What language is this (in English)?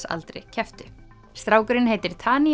Icelandic